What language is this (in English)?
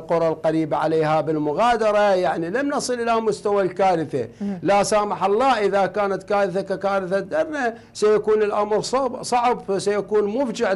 Arabic